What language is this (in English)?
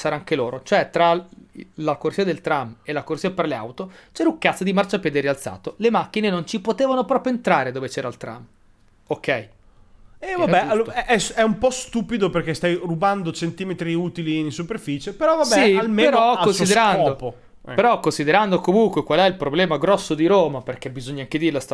Italian